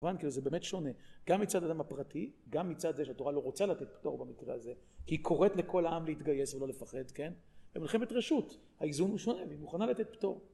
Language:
Hebrew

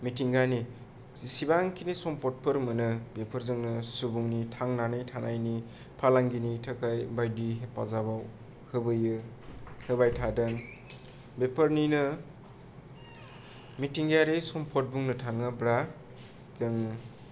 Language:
Bodo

